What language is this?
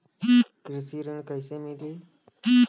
Bhojpuri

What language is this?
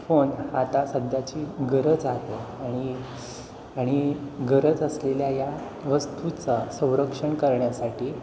Marathi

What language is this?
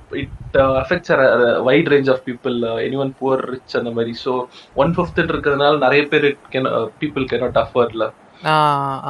Tamil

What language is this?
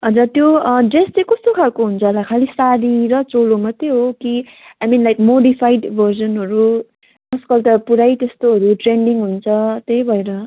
Nepali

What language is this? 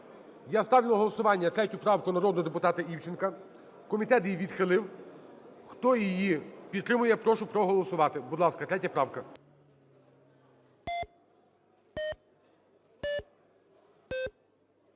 Ukrainian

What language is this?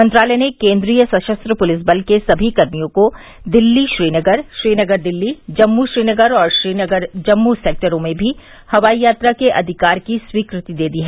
Hindi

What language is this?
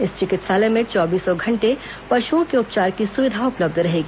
Hindi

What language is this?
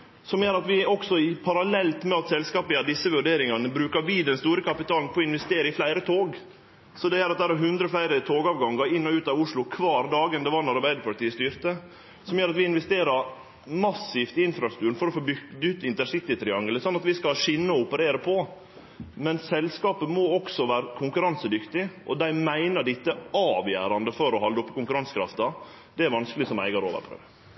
Norwegian Nynorsk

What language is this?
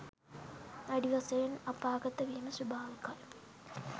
Sinhala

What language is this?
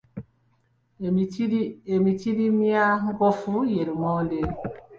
Ganda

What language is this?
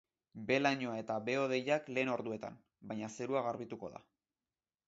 Basque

